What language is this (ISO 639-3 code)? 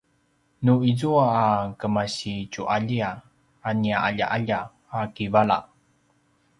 pwn